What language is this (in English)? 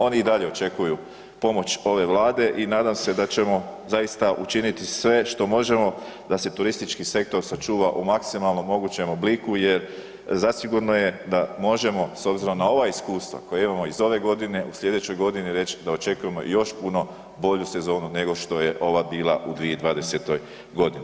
Croatian